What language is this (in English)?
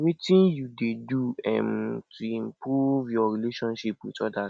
Nigerian Pidgin